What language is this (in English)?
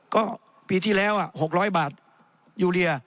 Thai